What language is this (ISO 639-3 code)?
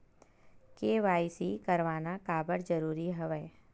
hne